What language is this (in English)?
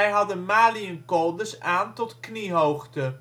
Dutch